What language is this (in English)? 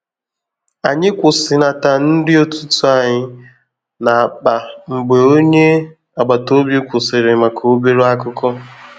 Igbo